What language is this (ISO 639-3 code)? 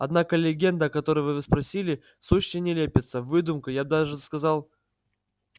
rus